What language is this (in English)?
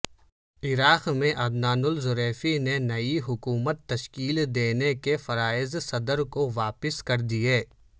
Urdu